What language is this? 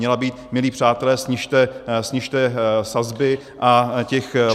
Czech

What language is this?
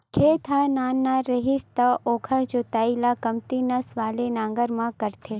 Chhattisgarhi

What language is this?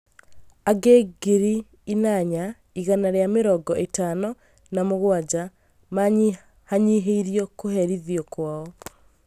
Kikuyu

